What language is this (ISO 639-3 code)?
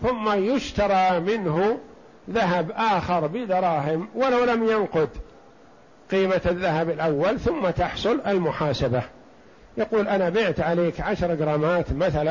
ara